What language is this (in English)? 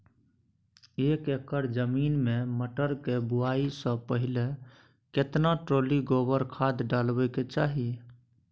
Maithili